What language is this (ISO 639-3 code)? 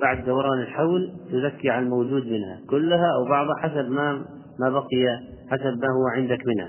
ara